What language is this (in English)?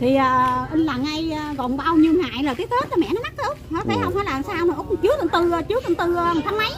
Vietnamese